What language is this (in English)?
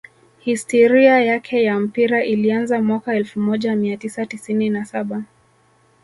Swahili